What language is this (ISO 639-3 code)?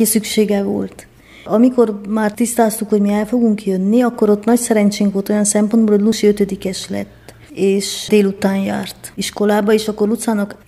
hun